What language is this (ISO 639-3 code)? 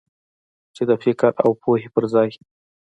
pus